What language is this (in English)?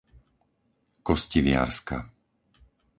Slovak